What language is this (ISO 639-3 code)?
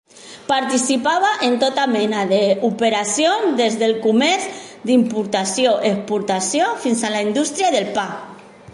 cat